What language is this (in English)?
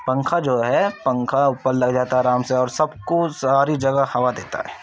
Urdu